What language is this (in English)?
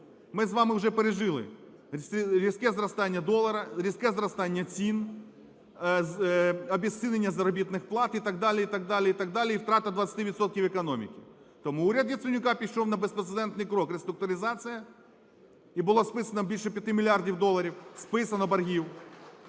Ukrainian